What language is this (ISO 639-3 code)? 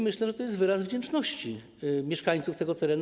pol